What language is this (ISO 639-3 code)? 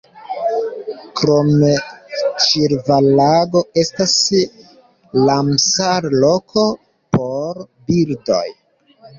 epo